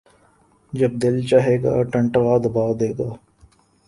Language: Urdu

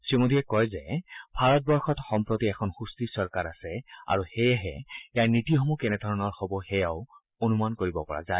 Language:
Assamese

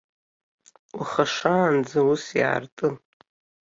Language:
Abkhazian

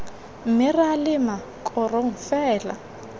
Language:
Tswana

